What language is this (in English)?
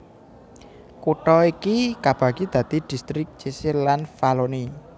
Javanese